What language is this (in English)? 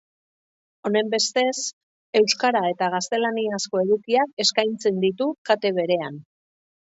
Basque